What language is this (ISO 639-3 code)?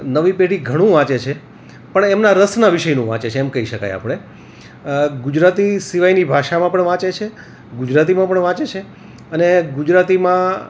guj